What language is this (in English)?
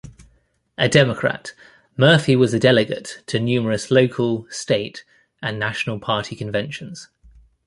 English